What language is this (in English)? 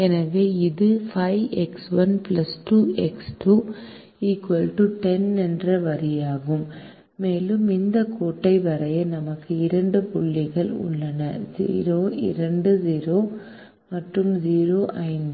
Tamil